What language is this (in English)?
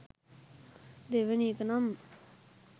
Sinhala